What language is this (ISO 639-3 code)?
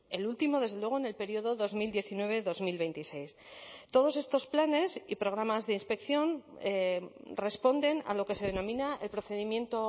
spa